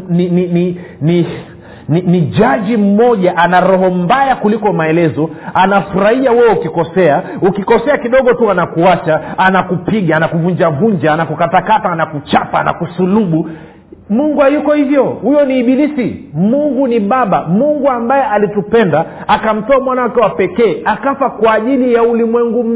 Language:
Swahili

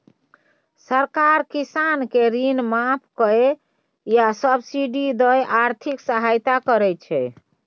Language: Maithili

